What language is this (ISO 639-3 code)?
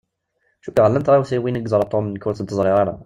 kab